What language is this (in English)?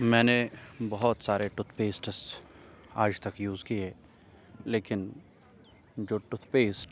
Urdu